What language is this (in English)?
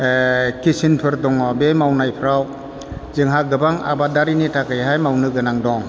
Bodo